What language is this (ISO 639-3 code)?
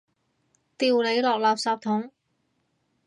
yue